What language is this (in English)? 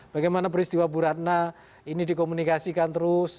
Indonesian